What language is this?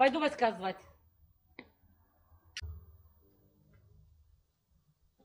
Russian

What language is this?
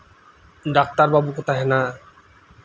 Santali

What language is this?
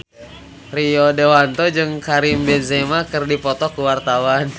Sundanese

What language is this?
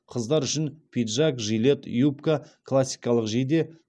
Kazakh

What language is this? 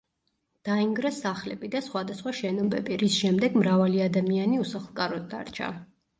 Georgian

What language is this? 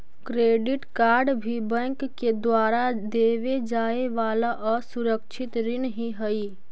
Magahi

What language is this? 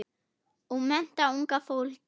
Icelandic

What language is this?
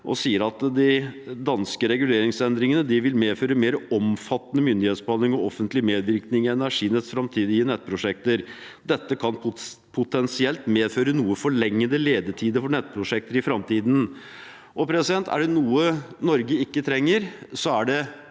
Norwegian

